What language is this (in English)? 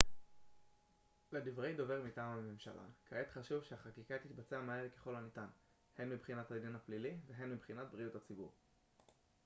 Hebrew